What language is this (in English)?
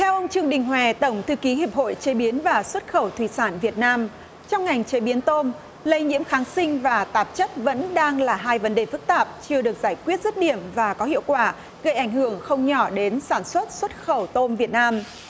Vietnamese